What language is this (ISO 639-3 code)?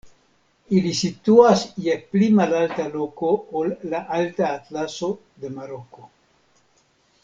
epo